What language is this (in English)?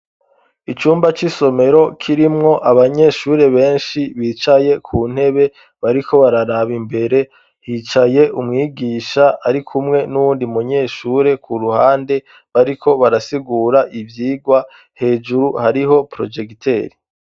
Rundi